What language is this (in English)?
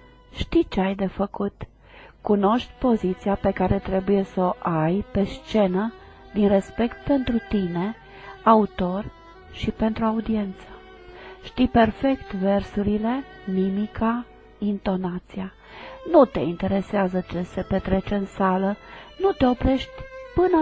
Romanian